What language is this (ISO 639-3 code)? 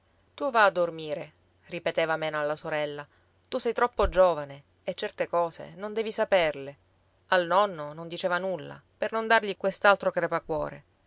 ita